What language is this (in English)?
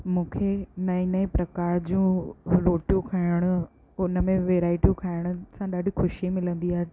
Sindhi